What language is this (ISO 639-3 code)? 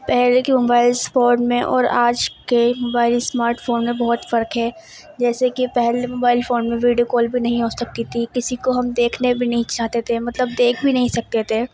urd